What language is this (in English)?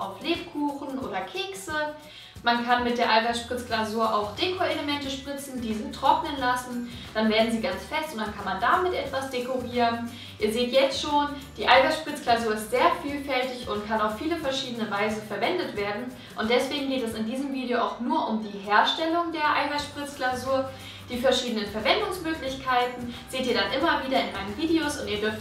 German